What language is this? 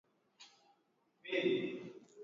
Swahili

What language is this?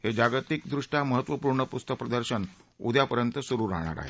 Marathi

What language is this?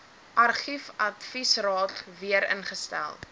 Afrikaans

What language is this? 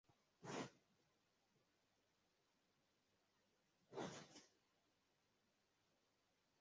Swahili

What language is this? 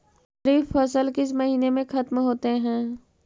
Magahi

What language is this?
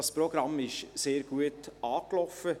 Swiss German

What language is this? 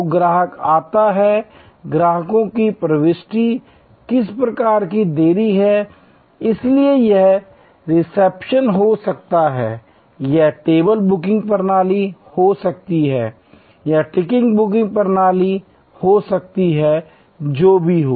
Hindi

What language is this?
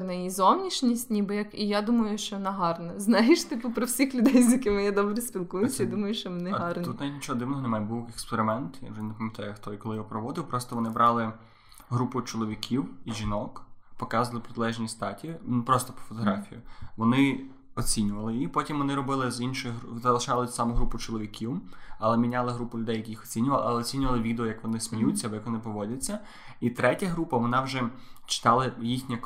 Ukrainian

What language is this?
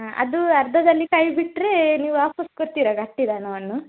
Kannada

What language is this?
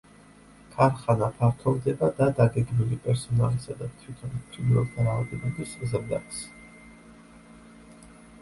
Georgian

